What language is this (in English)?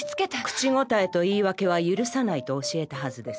Japanese